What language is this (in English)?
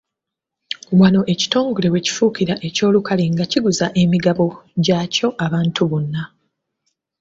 Ganda